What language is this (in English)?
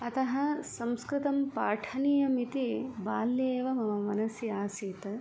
Sanskrit